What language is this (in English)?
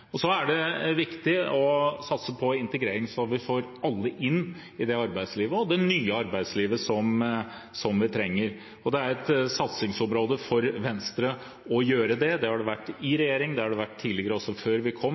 Norwegian Bokmål